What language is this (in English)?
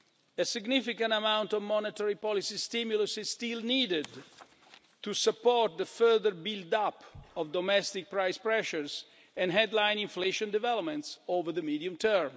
English